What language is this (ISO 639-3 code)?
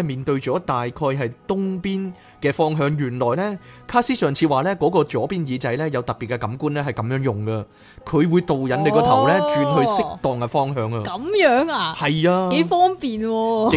zho